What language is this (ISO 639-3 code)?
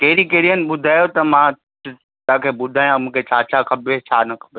snd